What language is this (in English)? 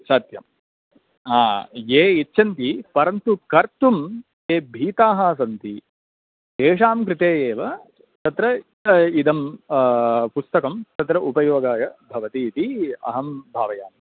Sanskrit